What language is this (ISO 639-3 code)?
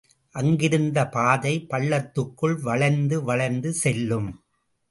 tam